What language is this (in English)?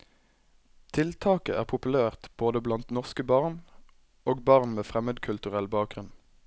Norwegian